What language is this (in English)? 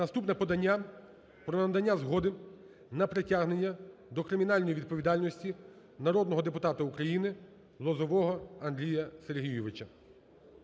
Ukrainian